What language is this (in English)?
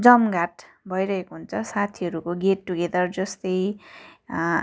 Nepali